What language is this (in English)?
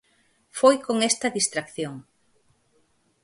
Galician